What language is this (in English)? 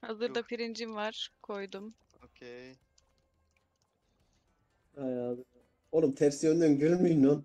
Turkish